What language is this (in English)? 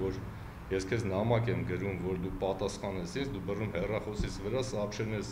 Romanian